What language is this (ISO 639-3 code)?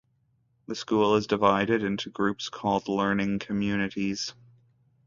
eng